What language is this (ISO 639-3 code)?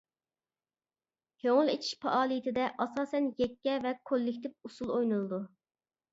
uig